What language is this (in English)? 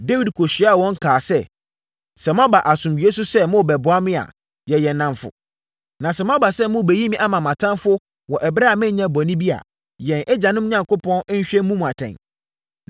Akan